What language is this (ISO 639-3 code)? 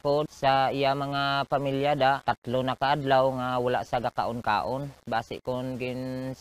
fil